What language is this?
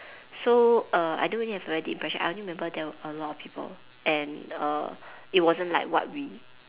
English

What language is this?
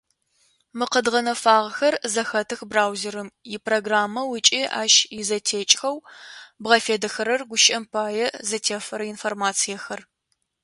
Adyghe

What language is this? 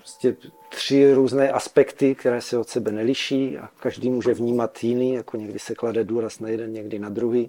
Czech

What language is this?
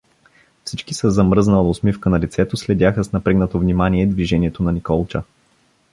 Bulgarian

